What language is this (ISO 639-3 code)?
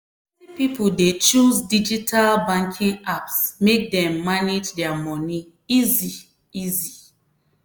pcm